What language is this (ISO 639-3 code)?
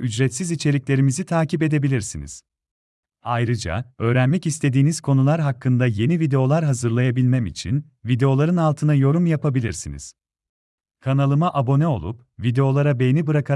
tur